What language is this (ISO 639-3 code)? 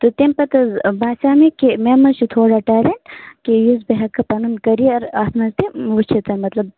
kas